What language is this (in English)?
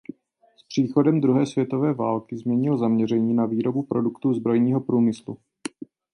Czech